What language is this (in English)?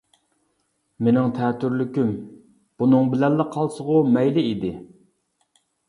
Uyghur